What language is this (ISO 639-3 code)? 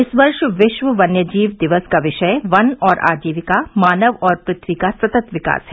hin